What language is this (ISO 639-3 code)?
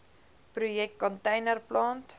afr